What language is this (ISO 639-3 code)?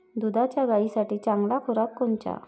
mar